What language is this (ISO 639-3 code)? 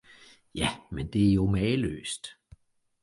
dan